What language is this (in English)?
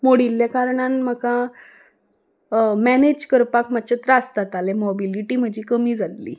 Konkani